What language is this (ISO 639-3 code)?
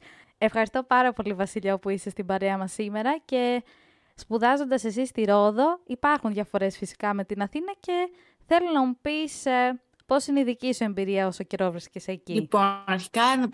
ell